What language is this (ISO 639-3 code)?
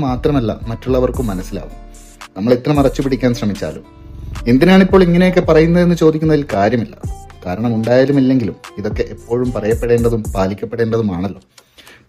mal